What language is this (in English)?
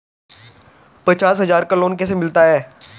Hindi